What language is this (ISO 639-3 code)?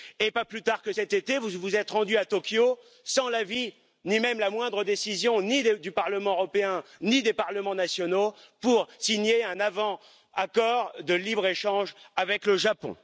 fra